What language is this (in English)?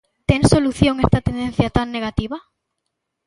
Galician